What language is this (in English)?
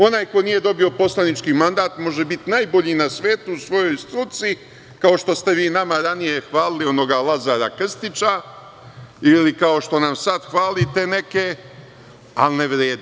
Serbian